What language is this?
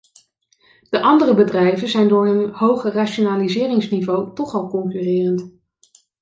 Dutch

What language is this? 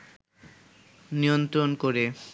Bangla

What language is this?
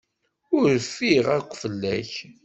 Kabyle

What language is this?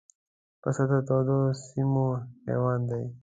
Pashto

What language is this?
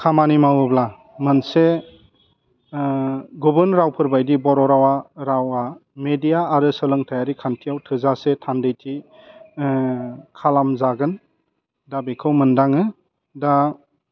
Bodo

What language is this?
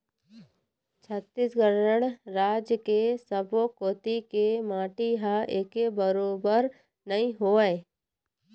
Chhattisgarhi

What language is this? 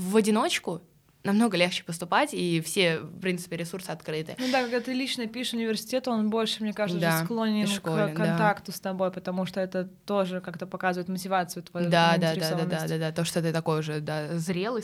Russian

